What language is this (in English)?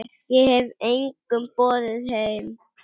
Icelandic